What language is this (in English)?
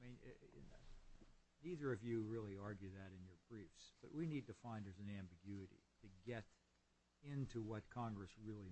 English